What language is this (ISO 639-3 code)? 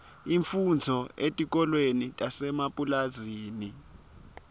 ssw